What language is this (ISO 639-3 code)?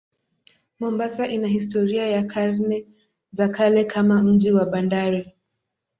swa